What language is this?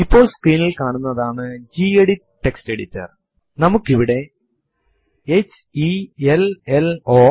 Malayalam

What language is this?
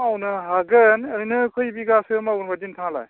Bodo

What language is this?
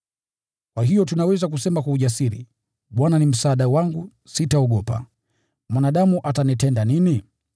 Swahili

